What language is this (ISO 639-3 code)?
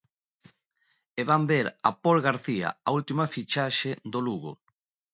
glg